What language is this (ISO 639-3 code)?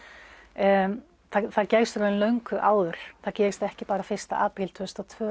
isl